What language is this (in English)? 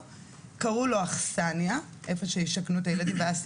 Hebrew